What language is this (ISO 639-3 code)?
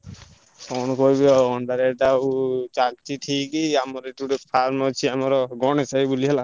ori